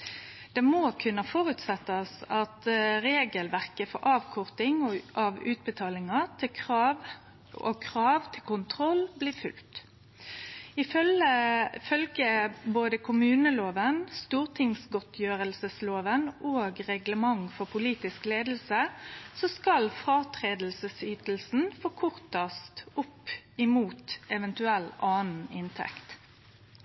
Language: Norwegian Nynorsk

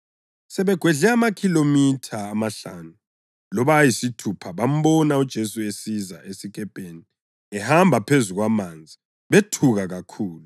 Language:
North Ndebele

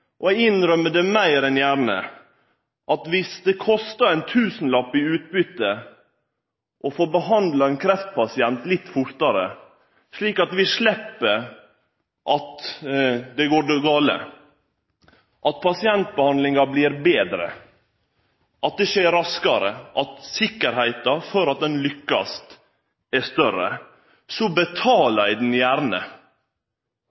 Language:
Norwegian Nynorsk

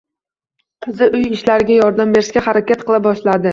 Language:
Uzbek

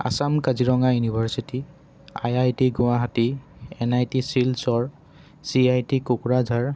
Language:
Assamese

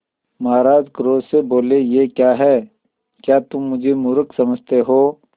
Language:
Hindi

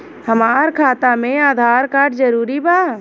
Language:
Bhojpuri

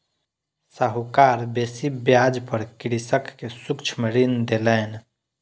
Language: Maithili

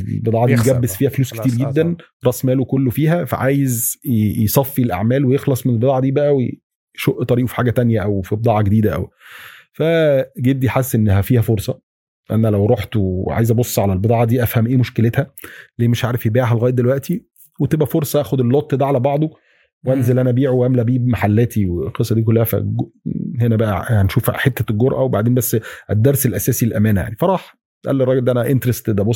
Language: Arabic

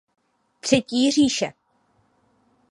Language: Czech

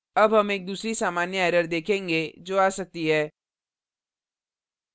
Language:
Hindi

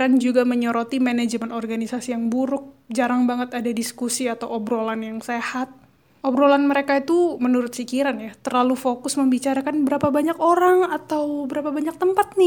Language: Indonesian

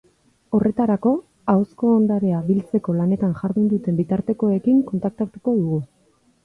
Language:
Basque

